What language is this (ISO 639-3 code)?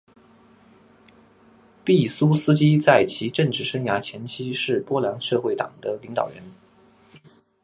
zho